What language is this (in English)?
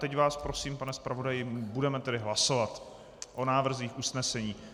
Czech